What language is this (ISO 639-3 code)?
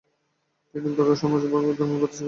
ben